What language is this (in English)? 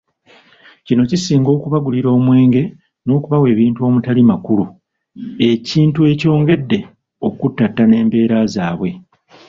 Ganda